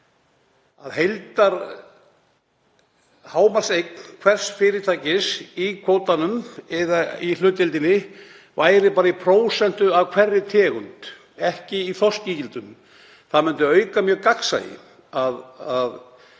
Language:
Icelandic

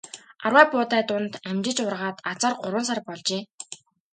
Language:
Mongolian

